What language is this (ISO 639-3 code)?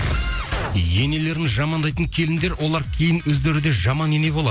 kaz